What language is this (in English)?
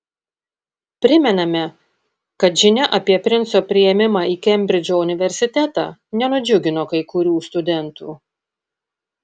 Lithuanian